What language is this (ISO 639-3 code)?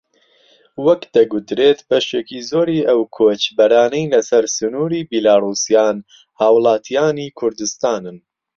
ckb